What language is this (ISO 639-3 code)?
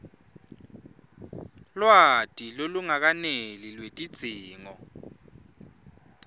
ssw